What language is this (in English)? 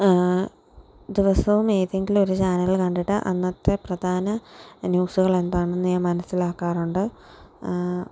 Malayalam